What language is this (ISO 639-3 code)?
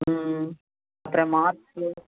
tam